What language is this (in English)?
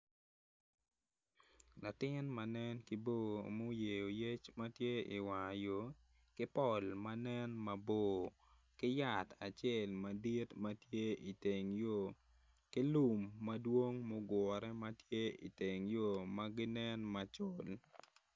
Acoli